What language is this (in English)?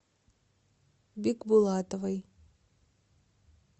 Russian